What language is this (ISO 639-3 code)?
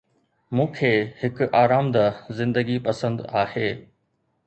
snd